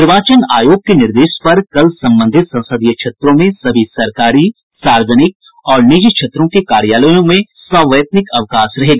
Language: Hindi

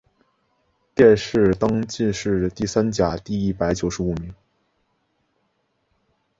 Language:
Chinese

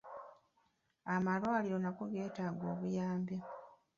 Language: Ganda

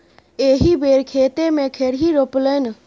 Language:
Maithili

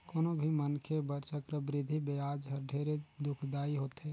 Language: Chhattisgarhi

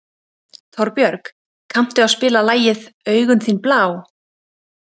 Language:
Icelandic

